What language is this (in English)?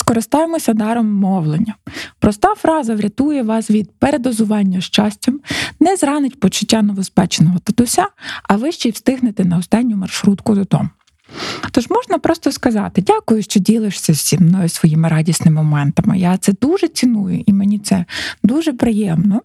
Ukrainian